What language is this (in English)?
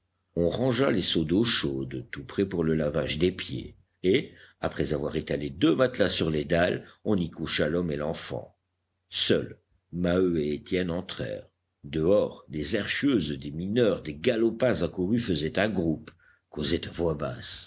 French